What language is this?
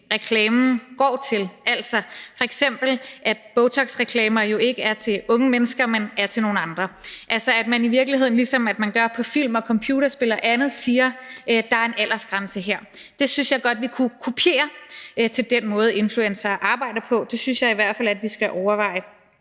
Danish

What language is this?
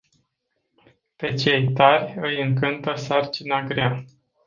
Romanian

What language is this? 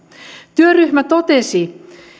Finnish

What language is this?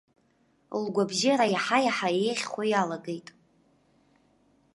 Abkhazian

